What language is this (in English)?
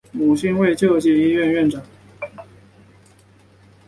Chinese